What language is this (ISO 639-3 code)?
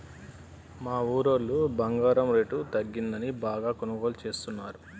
tel